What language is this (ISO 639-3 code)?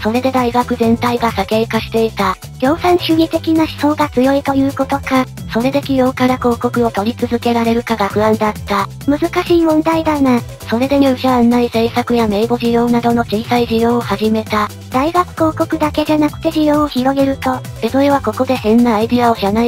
jpn